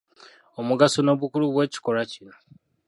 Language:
Ganda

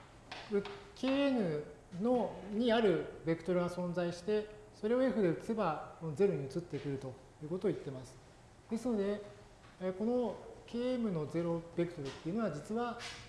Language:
Japanese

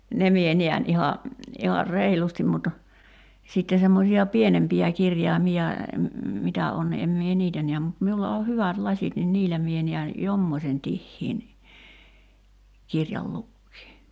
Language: Finnish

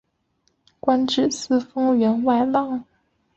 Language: Chinese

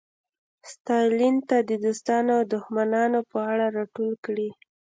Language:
Pashto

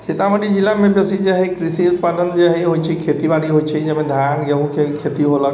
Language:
Maithili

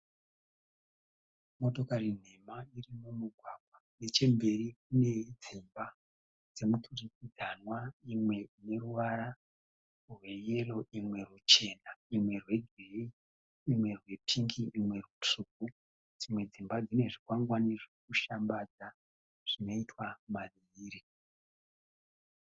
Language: Shona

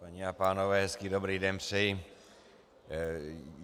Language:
Czech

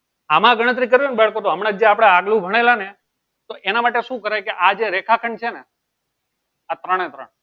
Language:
Gujarati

